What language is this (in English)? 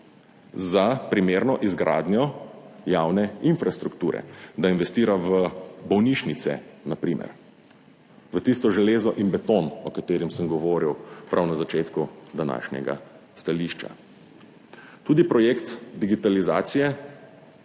Slovenian